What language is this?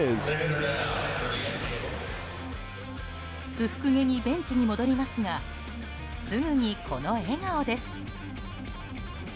Japanese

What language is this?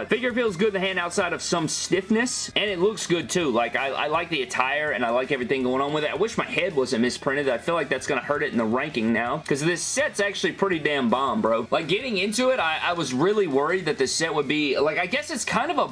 English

